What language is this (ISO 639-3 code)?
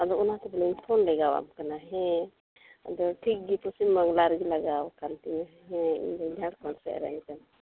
sat